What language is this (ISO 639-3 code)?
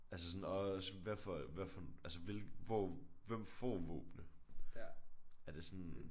dan